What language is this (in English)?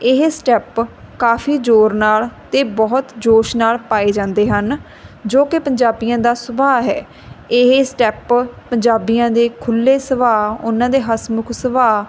Punjabi